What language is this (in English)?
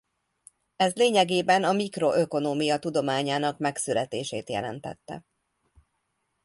Hungarian